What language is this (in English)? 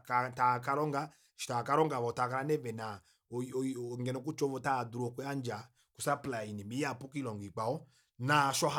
Kuanyama